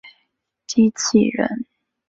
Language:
Chinese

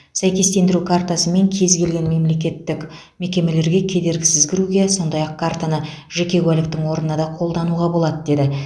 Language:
Kazakh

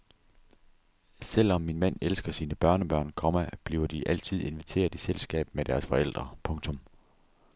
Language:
Danish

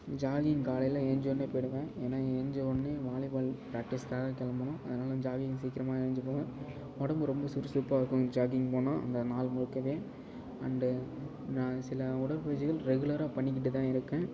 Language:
Tamil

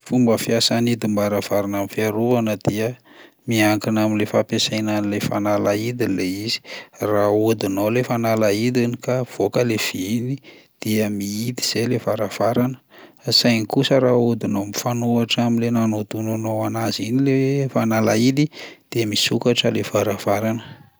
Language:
Malagasy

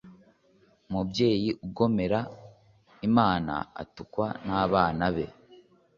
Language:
Kinyarwanda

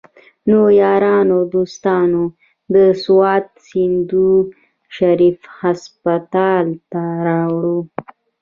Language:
Pashto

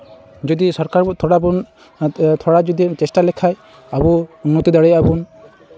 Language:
Santali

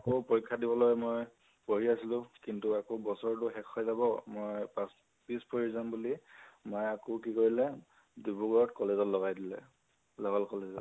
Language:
Assamese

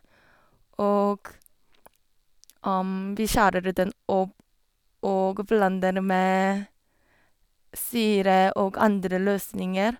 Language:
Norwegian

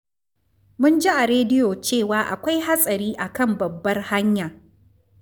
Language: Hausa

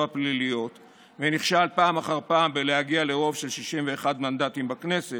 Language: Hebrew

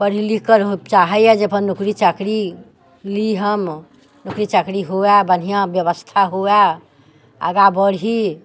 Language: Maithili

